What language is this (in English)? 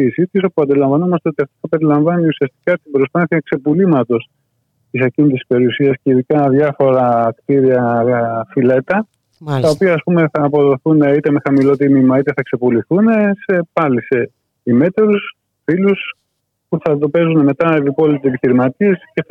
Greek